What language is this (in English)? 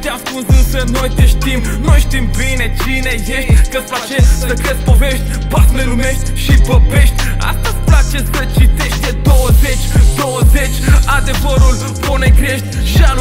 Romanian